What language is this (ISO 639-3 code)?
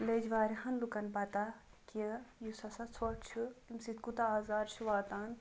kas